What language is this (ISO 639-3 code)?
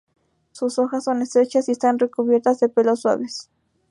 spa